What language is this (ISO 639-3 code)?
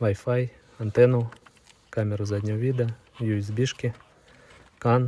rus